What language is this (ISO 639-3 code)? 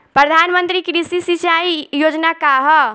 bho